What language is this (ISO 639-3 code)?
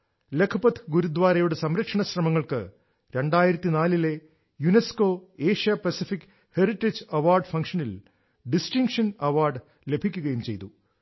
mal